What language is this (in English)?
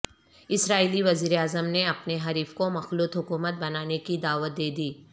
Urdu